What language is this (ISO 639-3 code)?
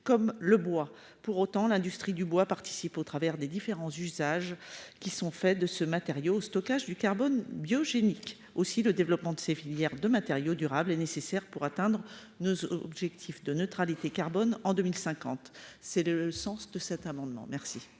fra